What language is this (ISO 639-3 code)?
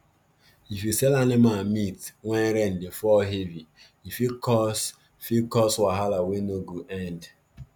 pcm